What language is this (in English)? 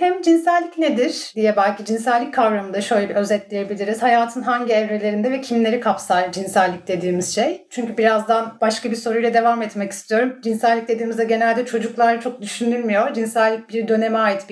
Turkish